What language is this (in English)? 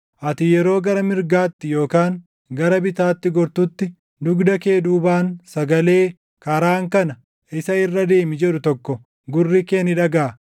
Oromo